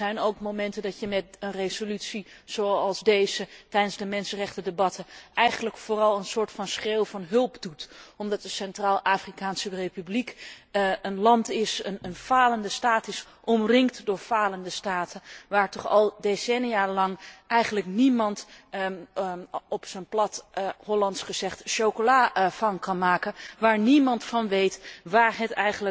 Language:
Dutch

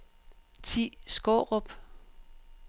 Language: Danish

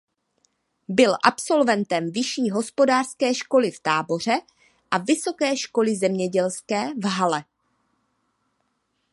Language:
Czech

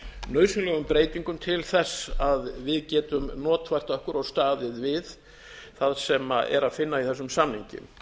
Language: Icelandic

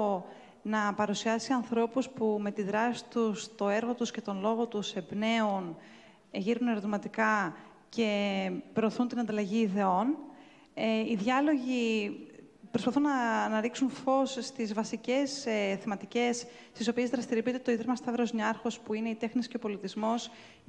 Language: Greek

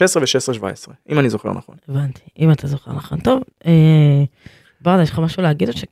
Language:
Hebrew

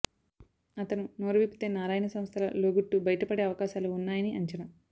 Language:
Telugu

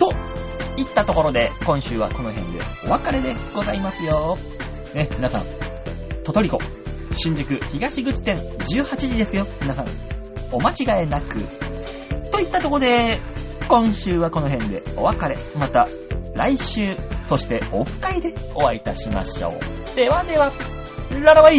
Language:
Japanese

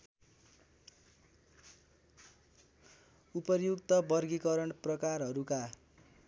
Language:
Nepali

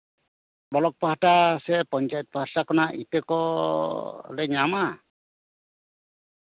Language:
Santali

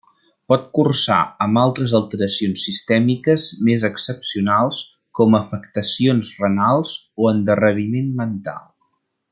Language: Catalan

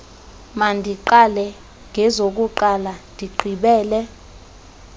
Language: Xhosa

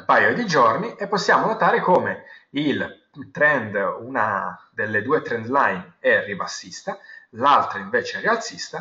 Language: Italian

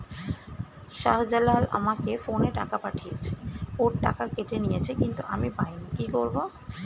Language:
Bangla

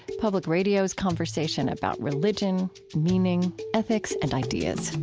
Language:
English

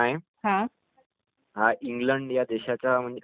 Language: Marathi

